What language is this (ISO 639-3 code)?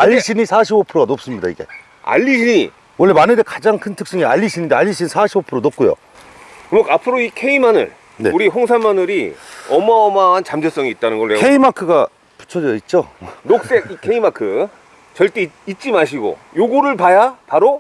kor